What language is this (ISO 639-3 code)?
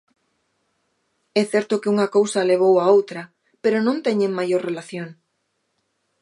glg